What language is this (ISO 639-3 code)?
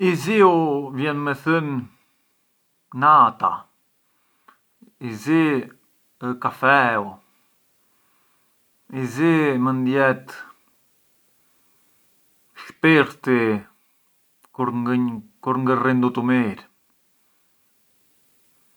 aae